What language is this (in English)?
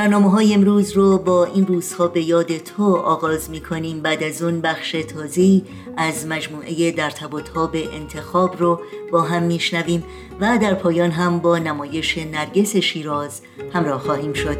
Persian